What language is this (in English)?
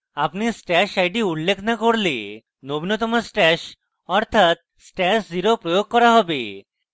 Bangla